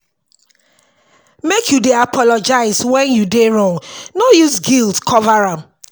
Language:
Nigerian Pidgin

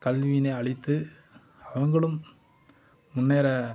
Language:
Tamil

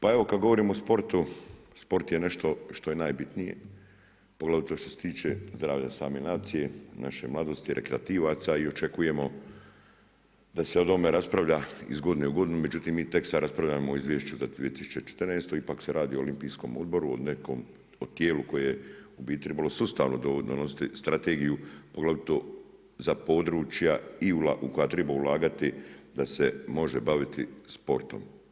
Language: Croatian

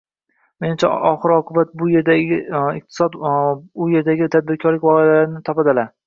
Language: Uzbek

